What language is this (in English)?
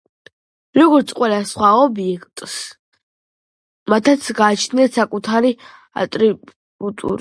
Georgian